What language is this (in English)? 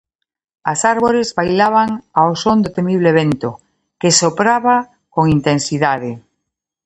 Galician